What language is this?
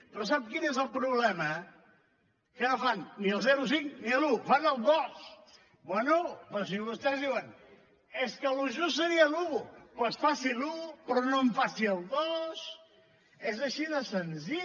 Catalan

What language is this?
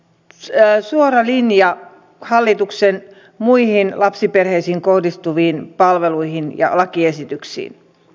Finnish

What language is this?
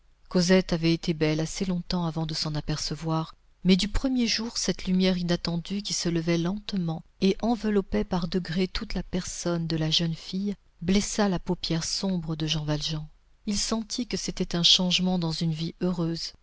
French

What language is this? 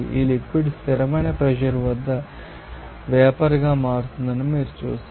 Telugu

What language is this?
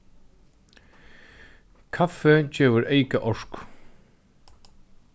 Faroese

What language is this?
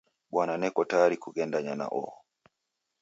Taita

